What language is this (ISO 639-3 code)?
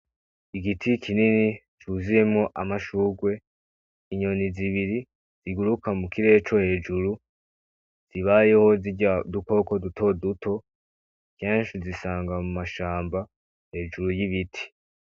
run